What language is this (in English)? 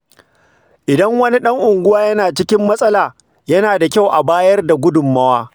Hausa